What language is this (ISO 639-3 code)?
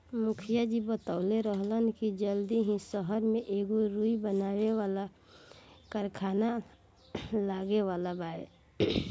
bho